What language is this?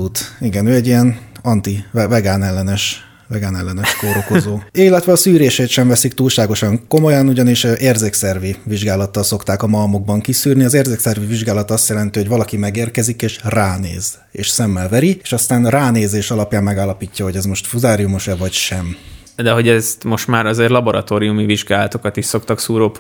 Hungarian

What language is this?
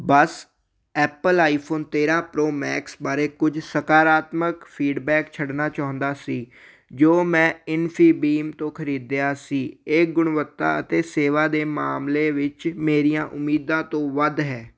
Punjabi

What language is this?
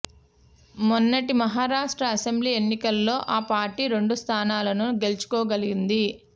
Telugu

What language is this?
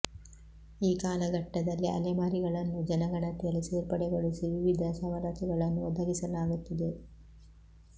Kannada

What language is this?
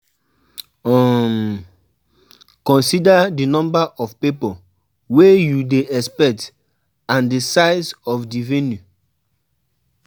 Nigerian Pidgin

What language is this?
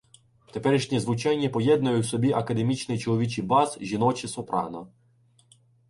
Ukrainian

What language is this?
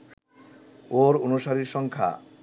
Bangla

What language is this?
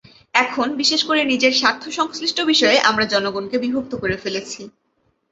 Bangla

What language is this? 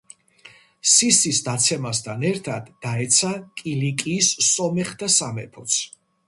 Georgian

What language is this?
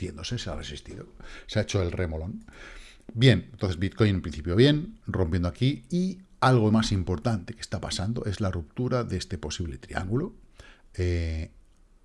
Spanish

